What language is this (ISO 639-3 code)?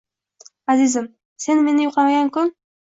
uzb